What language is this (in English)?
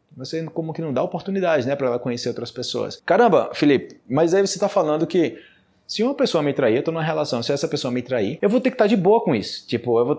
Portuguese